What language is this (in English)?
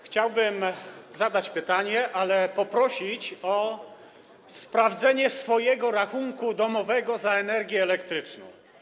Polish